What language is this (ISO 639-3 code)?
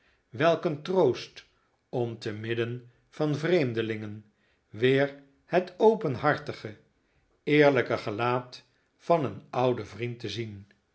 nld